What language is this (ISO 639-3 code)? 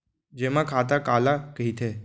hne